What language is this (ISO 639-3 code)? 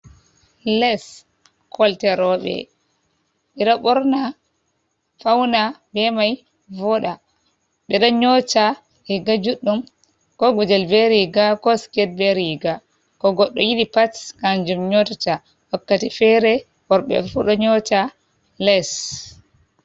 ful